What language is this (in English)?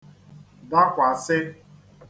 Igbo